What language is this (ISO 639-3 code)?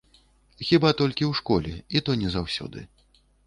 bel